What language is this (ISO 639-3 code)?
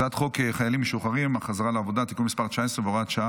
heb